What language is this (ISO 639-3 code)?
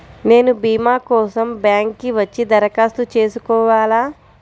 tel